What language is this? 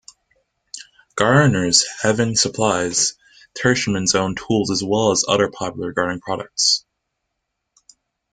English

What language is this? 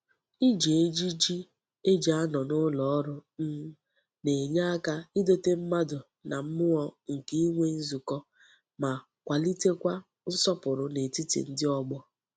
Igbo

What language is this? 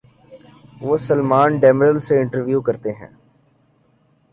Urdu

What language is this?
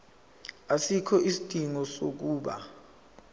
Zulu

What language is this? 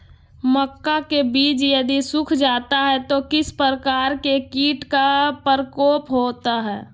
Magahi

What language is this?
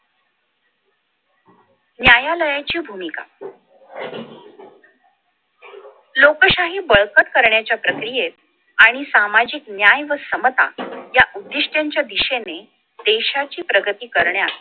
Marathi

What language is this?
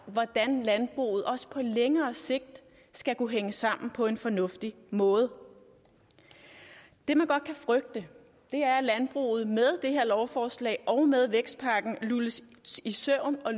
Danish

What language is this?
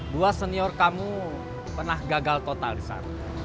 Indonesian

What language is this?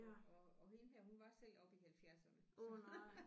Danish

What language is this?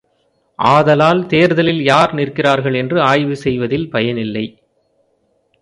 Tamil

